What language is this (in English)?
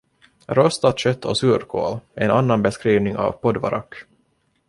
Swedish